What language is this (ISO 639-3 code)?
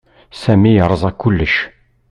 kab